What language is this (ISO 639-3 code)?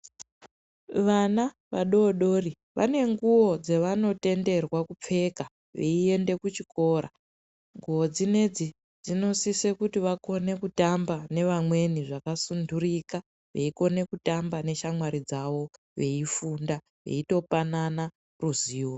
ndc